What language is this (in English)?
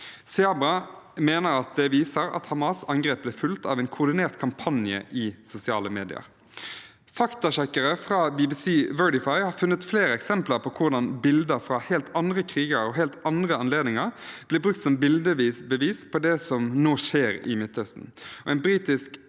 Norwegian